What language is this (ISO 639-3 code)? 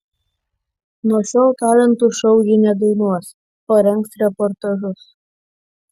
lit